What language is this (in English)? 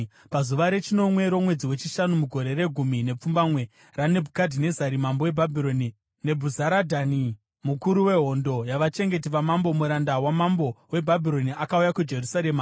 Shona